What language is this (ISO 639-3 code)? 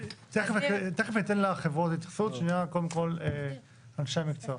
heb